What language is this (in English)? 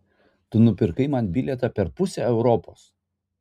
Lithuanian